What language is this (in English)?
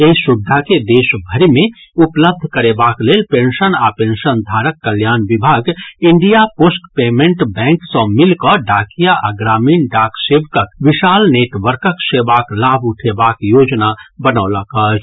Maithili